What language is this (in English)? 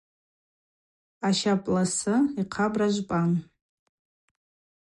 Abaza